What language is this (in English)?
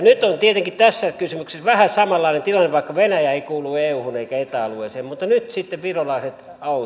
Finnish